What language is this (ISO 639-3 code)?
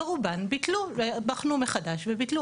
heb